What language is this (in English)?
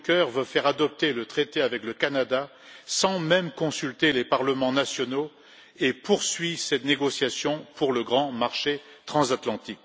French